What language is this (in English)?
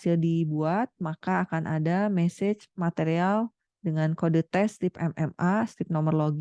Indonesian